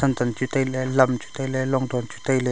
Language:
Wancho Naga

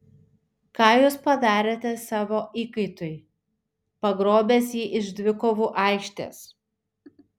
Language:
Lithuanian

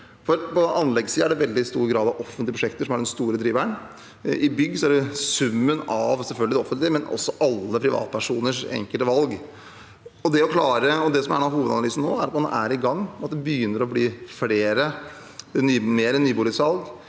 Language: Norwegian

